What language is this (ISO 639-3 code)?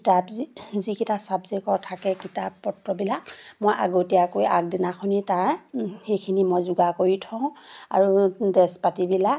asm